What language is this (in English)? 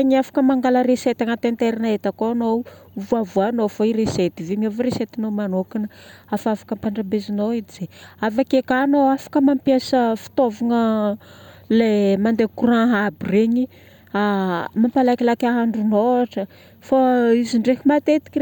Northern Betsimisaraka Malagasy